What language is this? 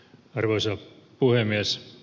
Finnish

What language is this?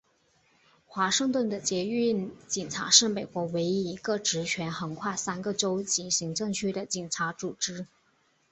Chinese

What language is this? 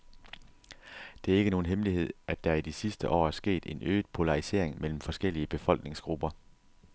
Danish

